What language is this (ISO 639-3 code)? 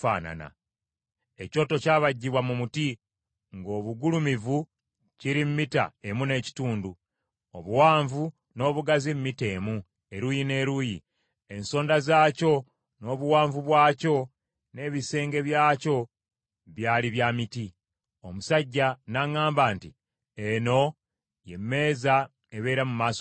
lug